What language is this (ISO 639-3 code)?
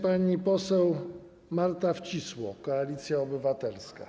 pol